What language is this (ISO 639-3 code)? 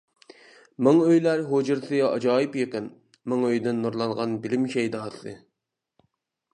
uig